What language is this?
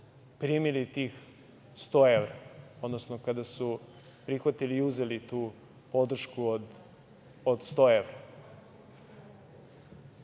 Serbian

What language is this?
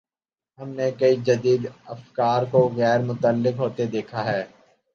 Urdu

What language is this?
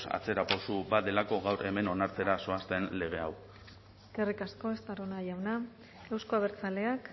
Basque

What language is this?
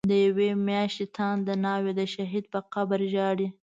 Pashto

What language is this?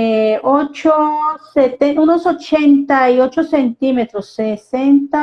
Spanish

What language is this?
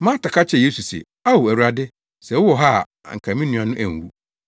Akan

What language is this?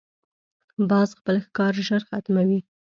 Pashto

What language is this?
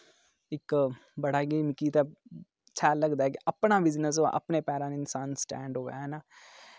Dogri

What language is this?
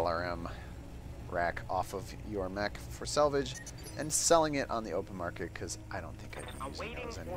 English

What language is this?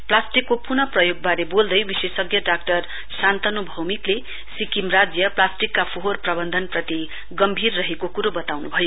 Nepali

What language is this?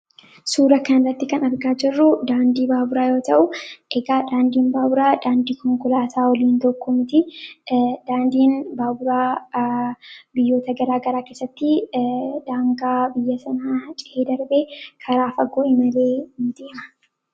Oromo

